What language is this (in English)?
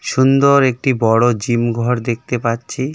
Bangla